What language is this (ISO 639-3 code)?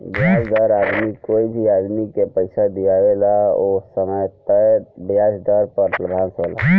bho